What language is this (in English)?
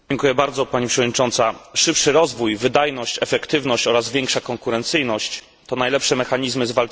Polish